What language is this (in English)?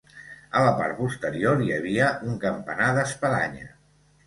Catalan